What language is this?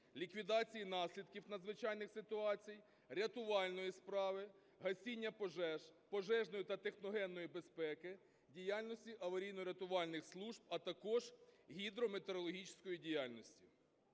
Ukrainian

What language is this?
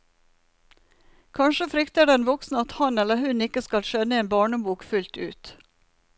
Norwegian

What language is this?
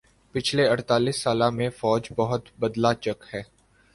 Urdu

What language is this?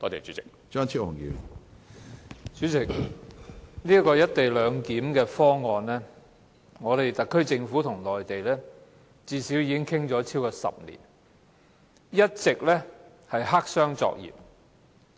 Cantonese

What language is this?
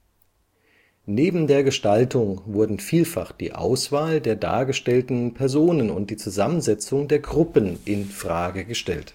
German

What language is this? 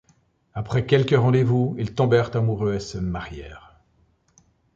French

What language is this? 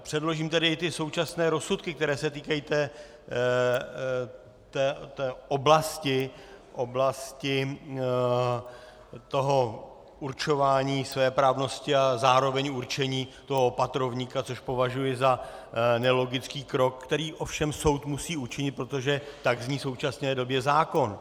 Czech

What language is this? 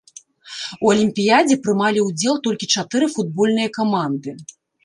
Belarusian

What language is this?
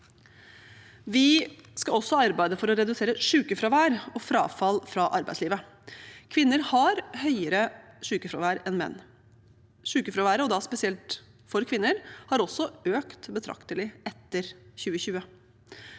Norwegian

